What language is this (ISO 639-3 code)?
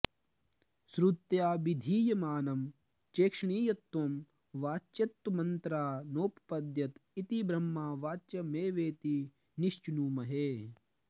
san